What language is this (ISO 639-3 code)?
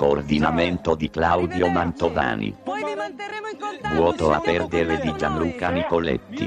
ita